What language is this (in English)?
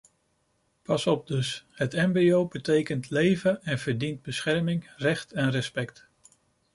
Dutch